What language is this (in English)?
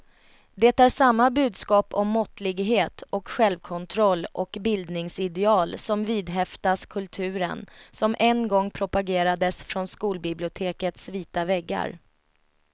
Swedish